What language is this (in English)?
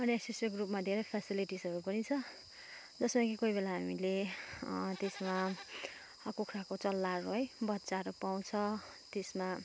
Nepali